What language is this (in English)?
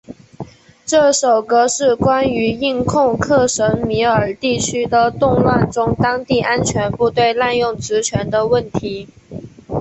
Chinese